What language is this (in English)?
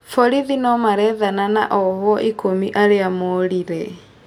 Kikuyu